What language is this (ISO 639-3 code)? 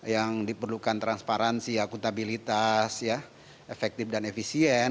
ind